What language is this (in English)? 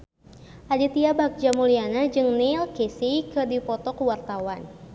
Sundanese